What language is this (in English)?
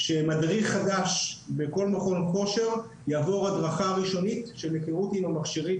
Hebrew